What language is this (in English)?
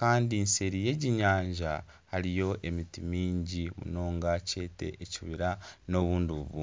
Nyankole